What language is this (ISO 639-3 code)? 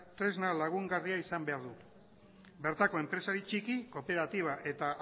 eus